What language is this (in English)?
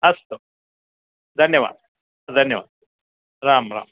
Sanskrit